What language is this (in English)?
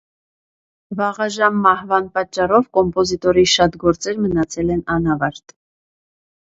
Armenian